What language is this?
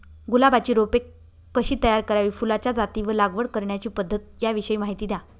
Marathi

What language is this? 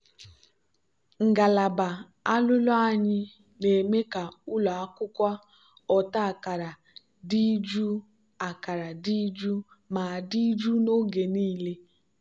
Igbo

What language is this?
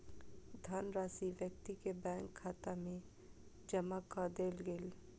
Maithili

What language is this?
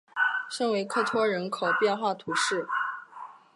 Chinese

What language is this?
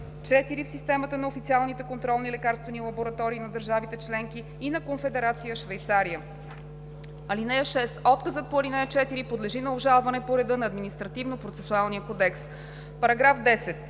Bulgarian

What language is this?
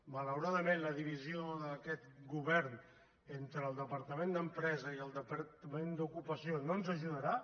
Catalan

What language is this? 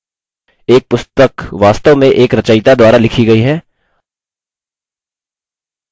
Hindi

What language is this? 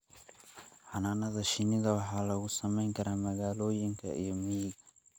Somali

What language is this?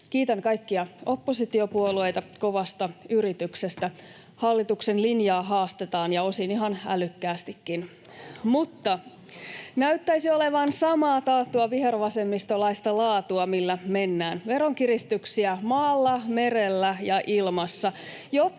Finnish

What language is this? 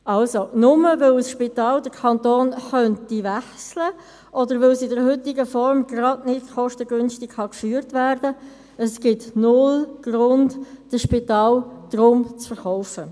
Swiss German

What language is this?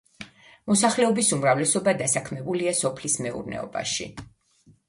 Georgian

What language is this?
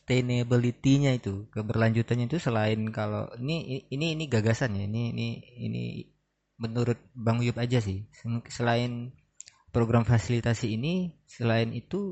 Indonesian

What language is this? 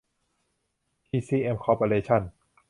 Thai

